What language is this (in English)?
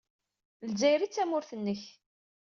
Kabyle